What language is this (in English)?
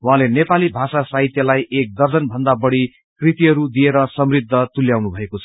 Nepali